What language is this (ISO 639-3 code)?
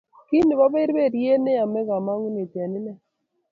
kln